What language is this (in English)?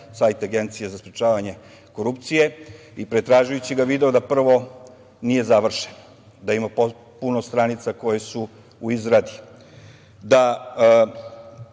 Serbian